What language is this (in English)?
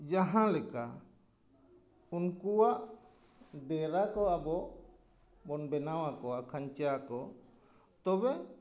Santali